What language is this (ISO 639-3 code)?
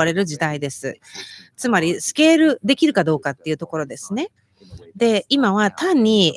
jpn